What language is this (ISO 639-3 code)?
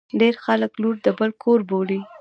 pus